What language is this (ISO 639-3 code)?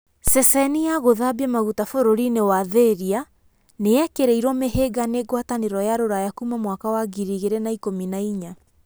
kik